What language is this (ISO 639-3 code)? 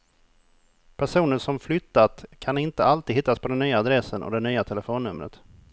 swe